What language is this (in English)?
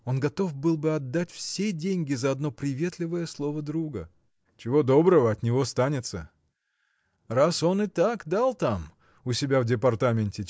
Russian